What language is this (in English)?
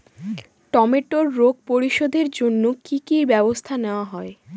Bangla